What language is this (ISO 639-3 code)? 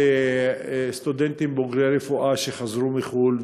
heb